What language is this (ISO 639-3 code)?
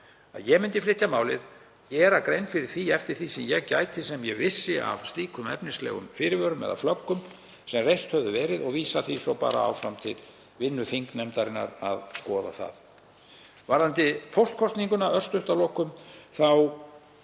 isl